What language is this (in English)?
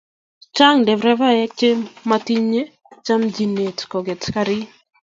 Kalenjin